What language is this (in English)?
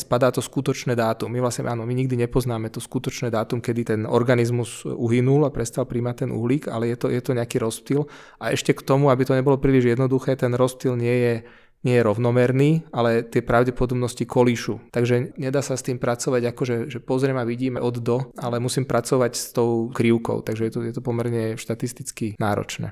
Czech